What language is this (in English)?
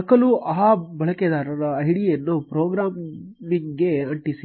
Kannada